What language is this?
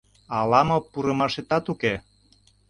Mari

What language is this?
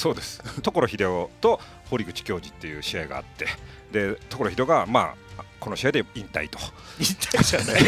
Japanese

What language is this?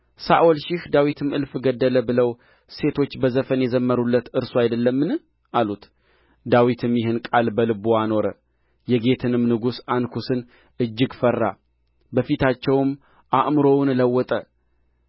Amharic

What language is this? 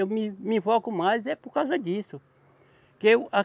Portuguese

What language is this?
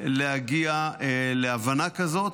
Hebrew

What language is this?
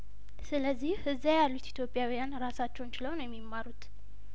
Amharic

